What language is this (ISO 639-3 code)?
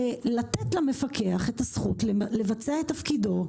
heb